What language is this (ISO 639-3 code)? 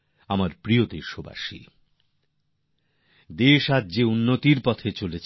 ben